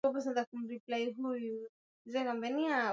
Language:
Swahili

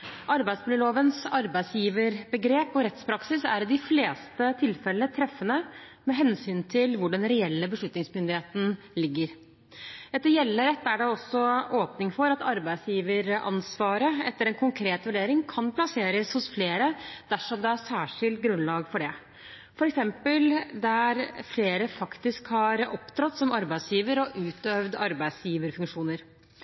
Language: Norwegian Bokmål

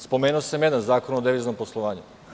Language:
Serbian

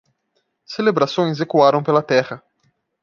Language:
Portuguese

